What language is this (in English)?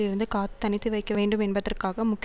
Tamil